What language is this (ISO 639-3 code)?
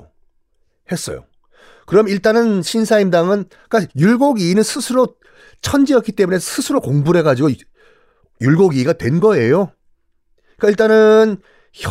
kor